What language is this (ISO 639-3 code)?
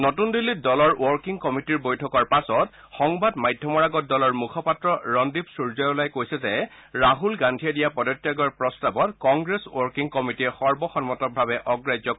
asm